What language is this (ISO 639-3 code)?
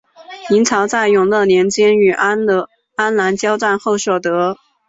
zho